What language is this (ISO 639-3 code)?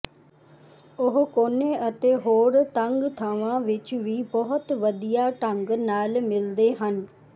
pan